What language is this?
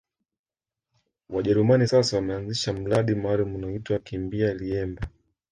Swahili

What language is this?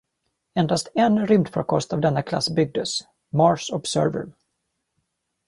Swedish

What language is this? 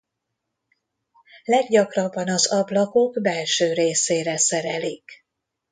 Hungarian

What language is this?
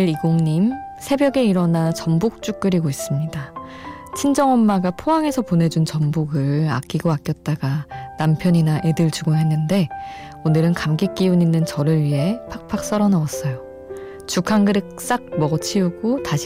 Korean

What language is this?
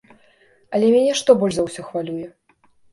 Belarusian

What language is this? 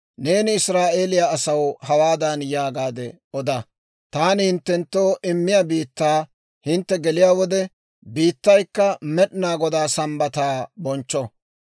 Dawro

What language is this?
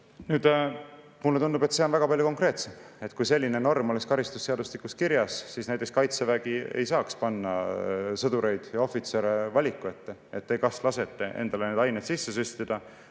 Estonian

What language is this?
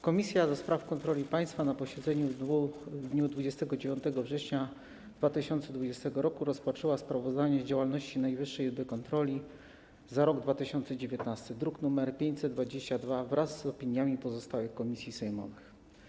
Polish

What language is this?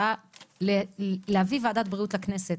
Hebrew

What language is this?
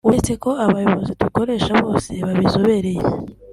Kinyarwanda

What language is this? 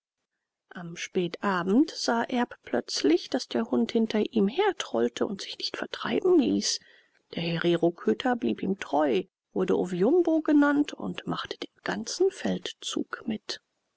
German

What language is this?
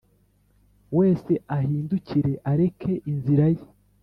Kinyarwanda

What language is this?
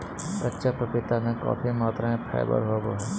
Magahi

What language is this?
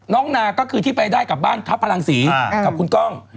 Thai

